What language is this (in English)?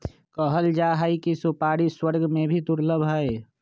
Magahi